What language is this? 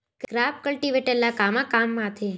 Chhattisgarhi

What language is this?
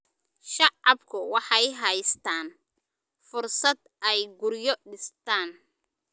Somali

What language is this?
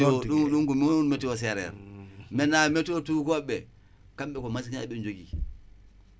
Wolof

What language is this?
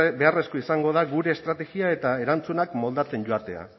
Basque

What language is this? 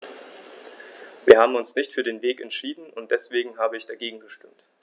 German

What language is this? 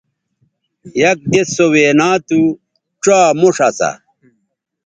Bateri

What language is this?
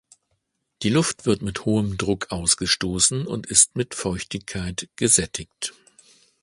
German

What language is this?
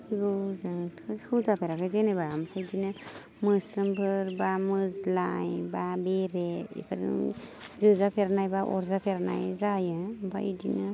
Bodo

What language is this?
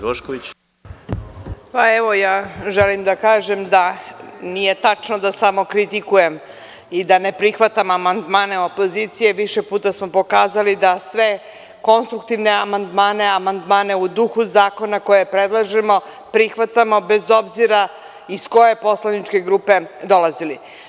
Serbian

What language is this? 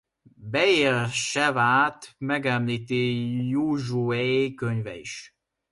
Hungarian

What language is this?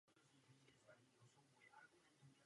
Czech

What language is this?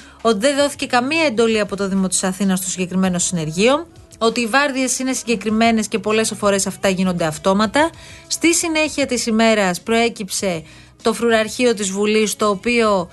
Greek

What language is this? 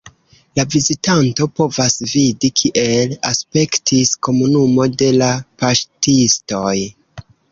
Esperanto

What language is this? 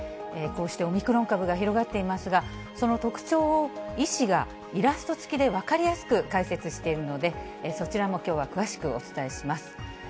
Japanese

